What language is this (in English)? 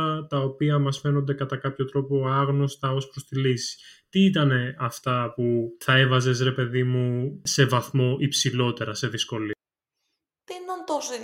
Greek